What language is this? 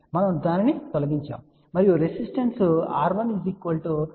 Telugu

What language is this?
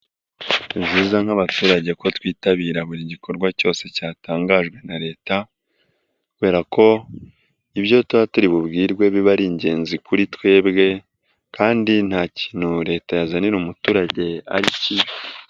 Kinyarwanda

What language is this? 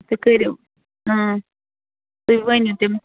Kashmiri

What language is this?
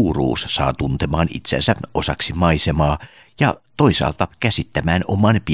Finnish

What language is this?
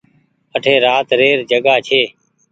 Goaria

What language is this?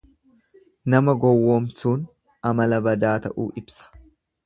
Oromo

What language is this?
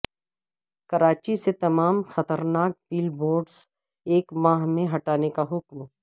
Urdu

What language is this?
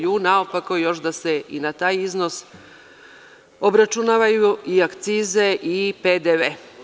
Serbian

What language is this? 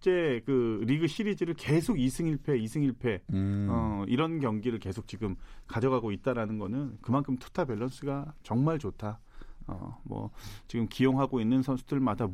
Korean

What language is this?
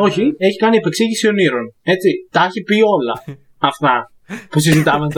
Greek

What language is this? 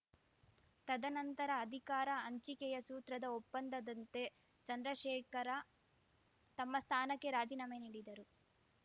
Kannada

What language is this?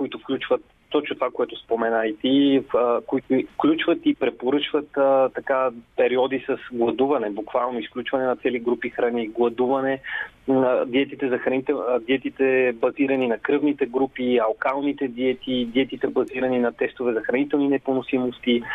Bulgarian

